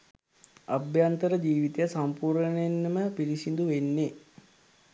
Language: Sinhala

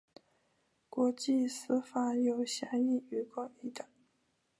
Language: Chinese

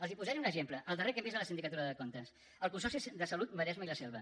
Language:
Catalan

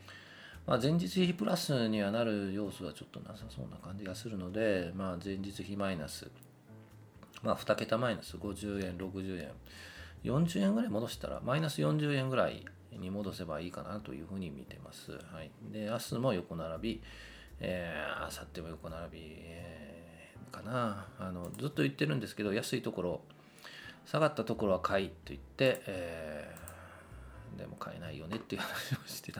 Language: Japanese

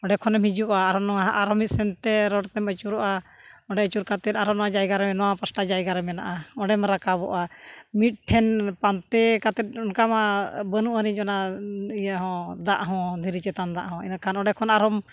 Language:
Santali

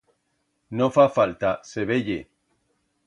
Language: Aragonese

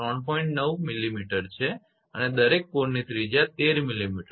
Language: Gujarati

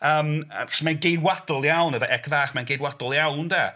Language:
Welsh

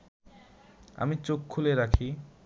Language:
Bangla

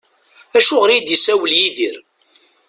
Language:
Kabyle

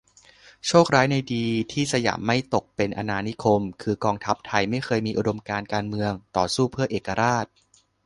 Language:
Thai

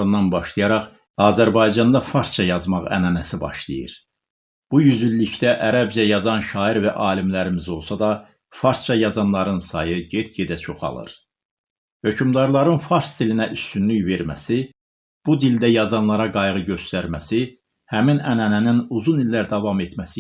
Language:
Turkish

